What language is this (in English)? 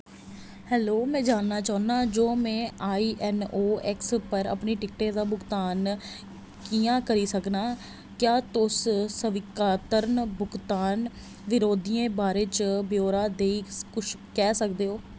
Dogri